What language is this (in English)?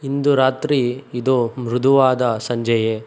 Kannada